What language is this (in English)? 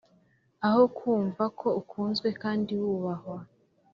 Kinyarwanda